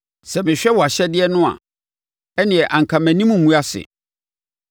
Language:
Akan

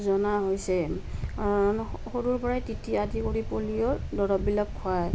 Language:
Assamese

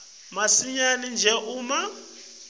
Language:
Swati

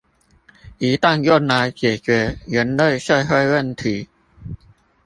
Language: Chinese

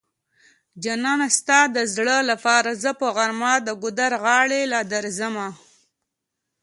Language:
Pashto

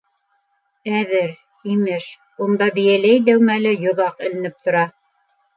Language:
Bashkir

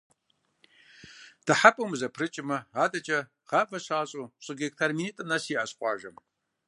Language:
Kabardian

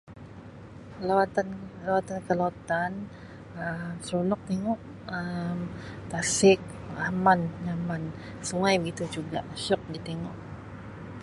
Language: Sabah Malay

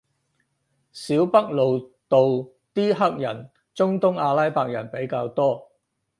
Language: Cantonese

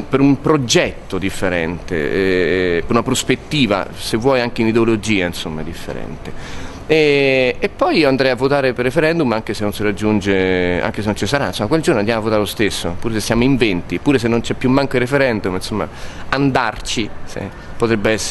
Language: Italian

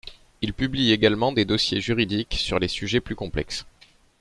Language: French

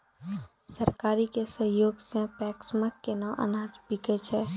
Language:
Maithili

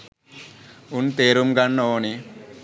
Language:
Sinhala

